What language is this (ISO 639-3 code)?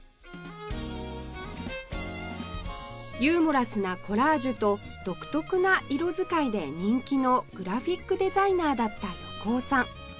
jpn